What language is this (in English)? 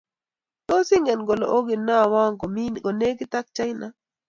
Kalenjin